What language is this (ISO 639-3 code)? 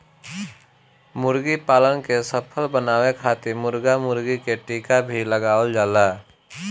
bho